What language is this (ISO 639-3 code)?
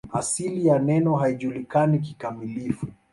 swa